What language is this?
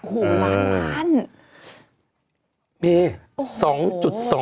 Thai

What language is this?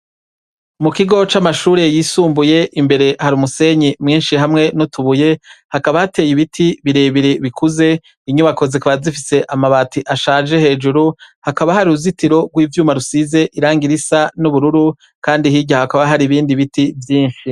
Rundi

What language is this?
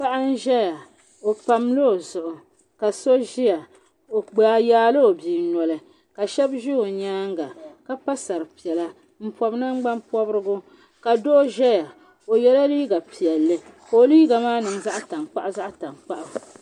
Dagbani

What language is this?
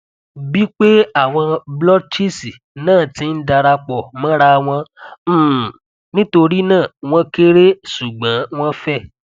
Yoruba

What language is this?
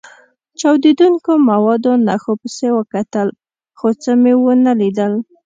Pashto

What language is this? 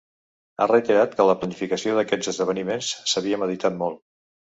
Catalan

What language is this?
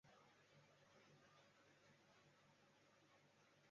Chinese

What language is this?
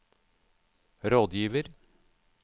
Norwegian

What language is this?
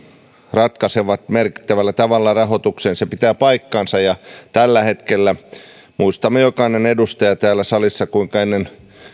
Finnish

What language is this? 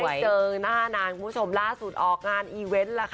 Thai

